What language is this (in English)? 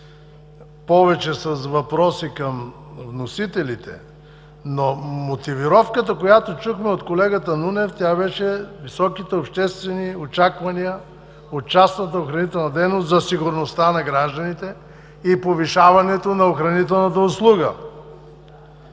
Bulgarian